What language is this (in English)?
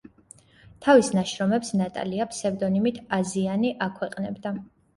Georgian